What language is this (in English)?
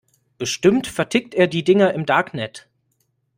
German